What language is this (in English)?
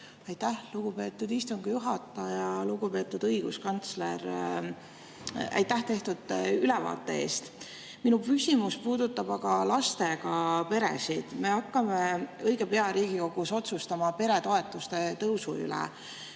Estonian